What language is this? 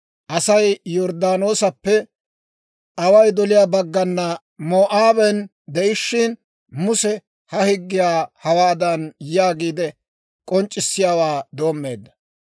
Dawro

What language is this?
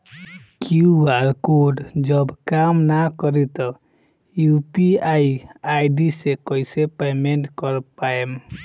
Bhojpuri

